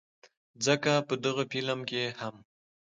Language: Pashto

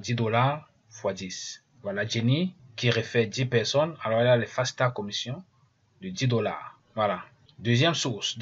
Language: French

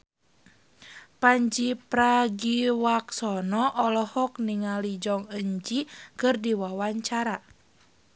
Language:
Sundanese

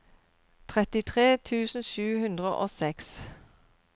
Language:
Norwegian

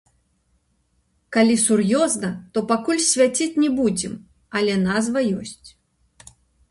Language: Belarusian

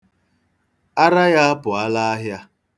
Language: Igbo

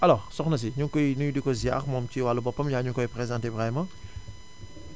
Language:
Wolof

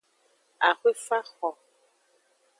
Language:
Aja (Benin)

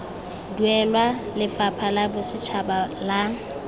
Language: Tswana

